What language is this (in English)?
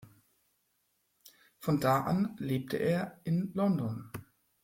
German